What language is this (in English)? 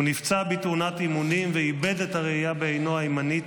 Hebrew